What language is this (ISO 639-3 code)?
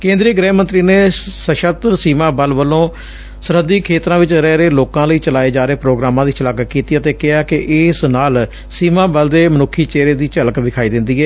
pan